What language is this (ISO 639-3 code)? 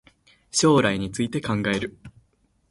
jpn